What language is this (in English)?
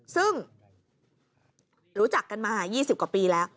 Thai